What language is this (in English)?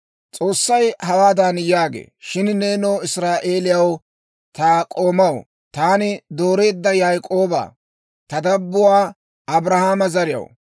Dawro